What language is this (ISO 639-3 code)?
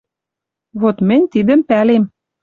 mrj